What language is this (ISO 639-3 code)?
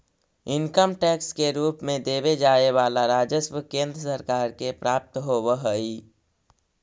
mag